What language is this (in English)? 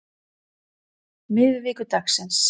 Icelandic